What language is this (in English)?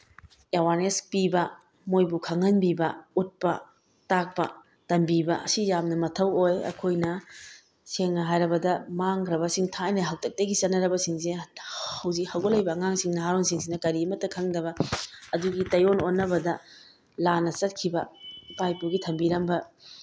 Manipuri